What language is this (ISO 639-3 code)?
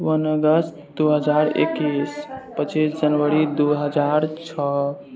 mai